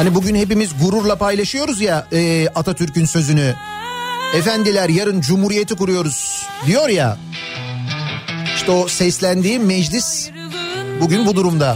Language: Turkish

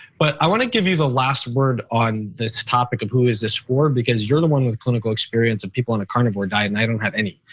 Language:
English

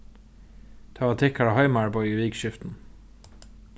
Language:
Faroese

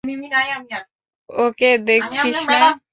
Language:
Bangla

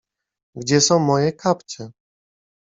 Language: Polish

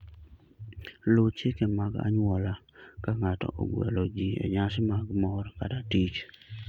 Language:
Luo (Kenya and Tanzania)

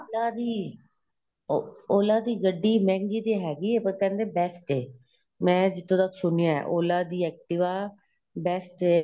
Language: Punjabi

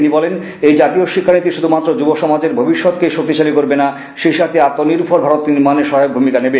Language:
Bangla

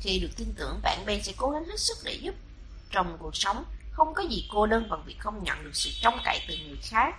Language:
Vietnamese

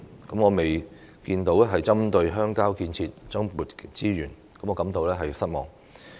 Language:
Cantonese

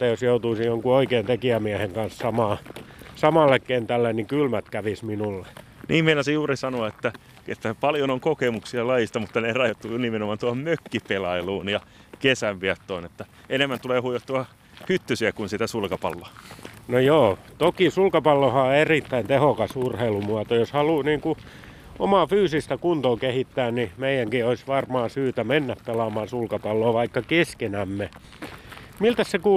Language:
Finnish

